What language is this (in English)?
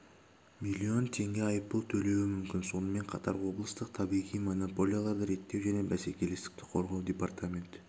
Kazakh